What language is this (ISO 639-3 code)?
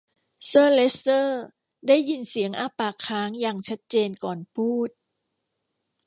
tha